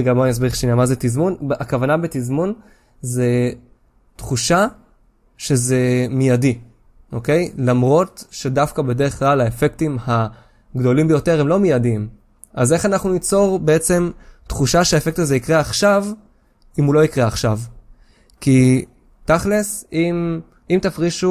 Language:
Hebrew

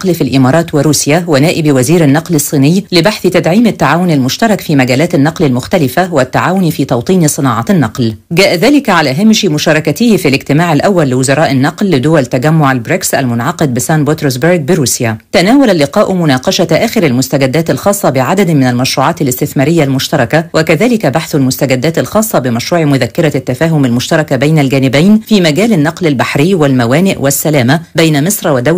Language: Arabic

